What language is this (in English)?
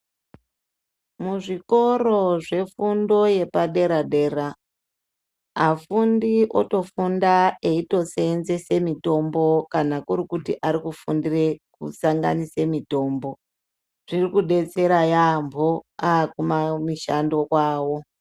Ndau